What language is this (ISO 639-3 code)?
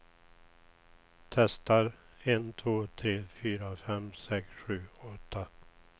swe